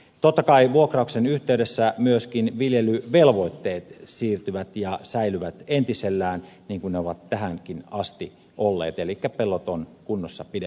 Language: Finnish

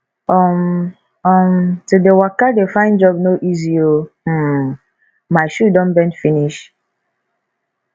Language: Nigerian Pidgin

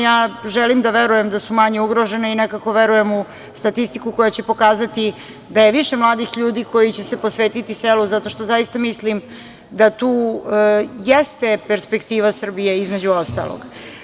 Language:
Serbian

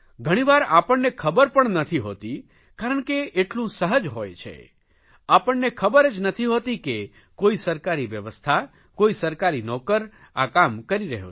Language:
Gujarati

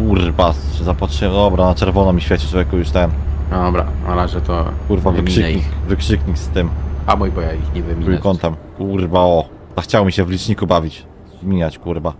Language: Polish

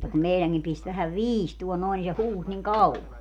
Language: Finnish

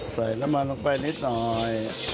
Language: Thai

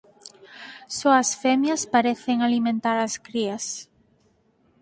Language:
Galician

